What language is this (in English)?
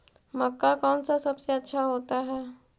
Magahi